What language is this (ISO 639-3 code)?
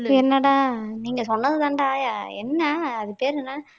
tam